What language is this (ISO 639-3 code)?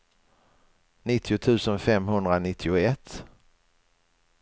swe